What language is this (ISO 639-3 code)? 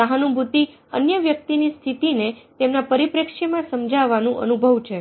guj